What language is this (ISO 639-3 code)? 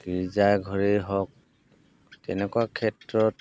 asm